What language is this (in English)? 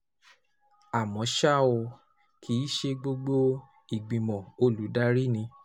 Yoruba